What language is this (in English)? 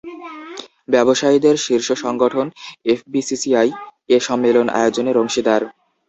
Bangla